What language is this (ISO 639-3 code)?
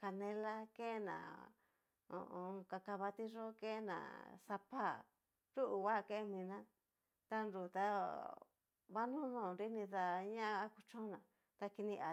miu